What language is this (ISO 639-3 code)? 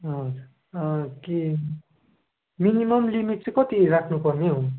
nep